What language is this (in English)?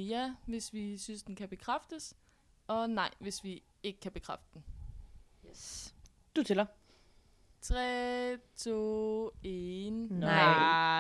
Danish